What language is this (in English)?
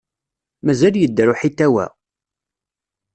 Kabyle